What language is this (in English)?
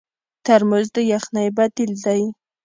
Pashto